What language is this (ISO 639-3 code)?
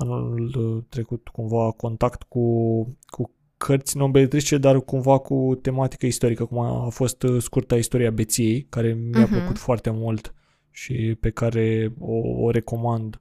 ron